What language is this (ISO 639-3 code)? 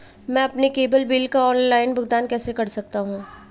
hin